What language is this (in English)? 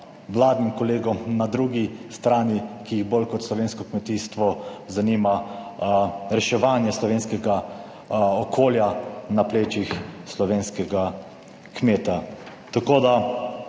Slovenian